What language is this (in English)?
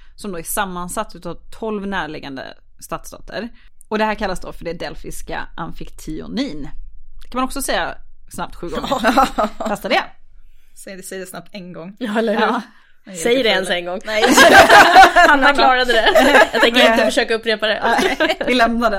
Swedish